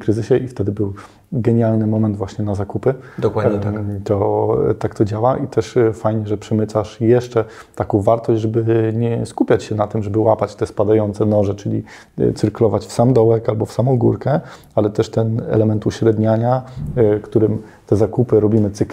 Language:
Polish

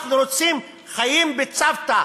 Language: Hebrew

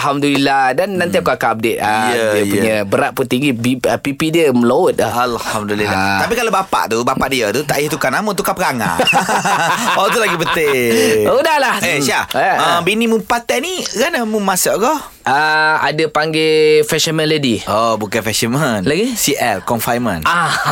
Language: Malay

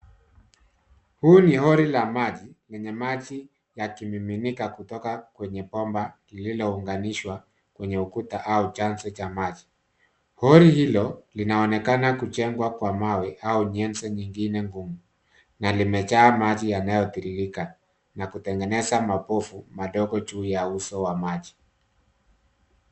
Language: Swahili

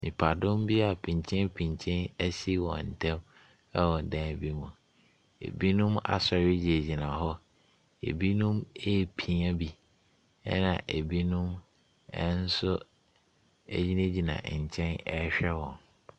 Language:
Akan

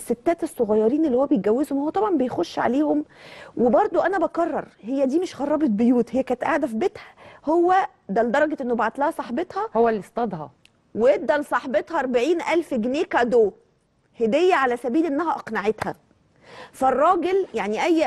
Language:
Arabic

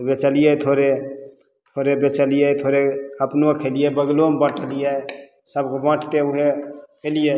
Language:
Maithili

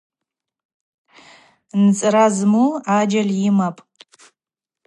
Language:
Abaza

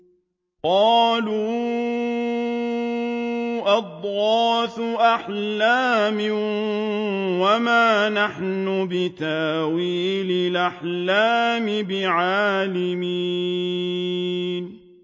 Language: Arabic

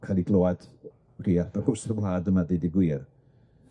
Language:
Welsh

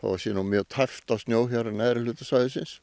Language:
Icelandic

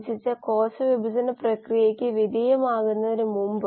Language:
Malayalam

